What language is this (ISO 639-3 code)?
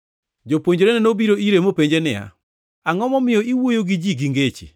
luo